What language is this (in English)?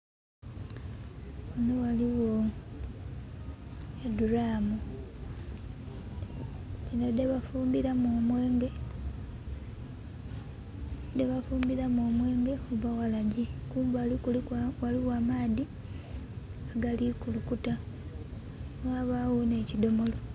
Soga